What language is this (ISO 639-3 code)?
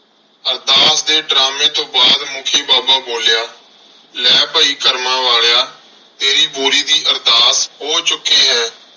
pan